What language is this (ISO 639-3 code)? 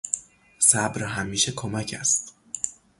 fas